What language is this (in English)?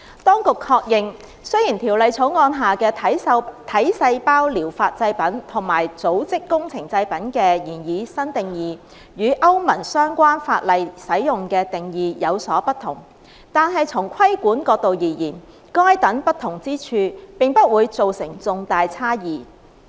Cantonese